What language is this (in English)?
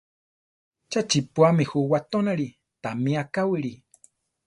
Central Tarahumara